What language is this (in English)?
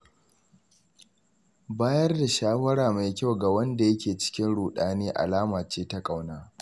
Hausa